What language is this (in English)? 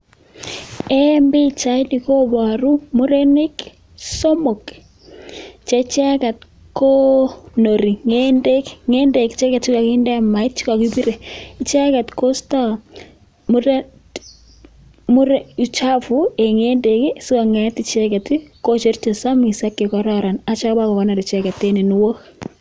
Kalenjin